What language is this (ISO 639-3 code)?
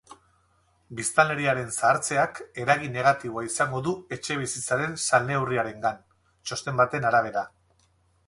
eus